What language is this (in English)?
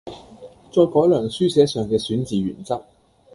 Cantonese